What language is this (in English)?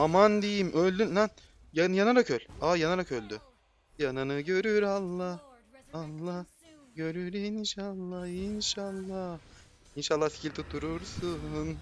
Turkish